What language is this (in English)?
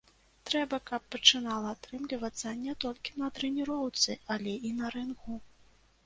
Belarusian